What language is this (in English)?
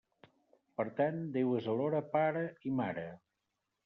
Catalan